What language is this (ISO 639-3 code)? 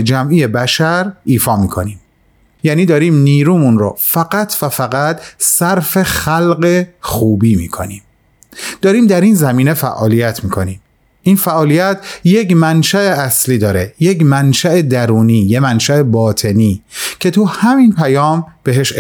fas